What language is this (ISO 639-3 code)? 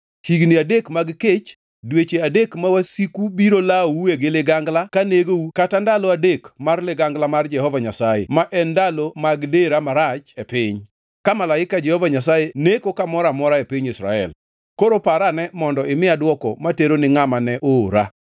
luo